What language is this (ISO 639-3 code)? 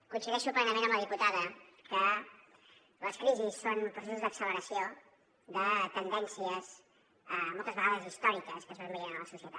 cat